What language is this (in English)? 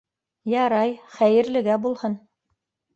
Bashkir